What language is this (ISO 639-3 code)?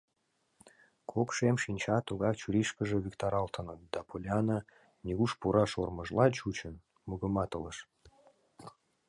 chm